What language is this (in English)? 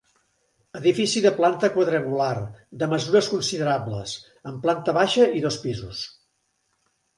Catalan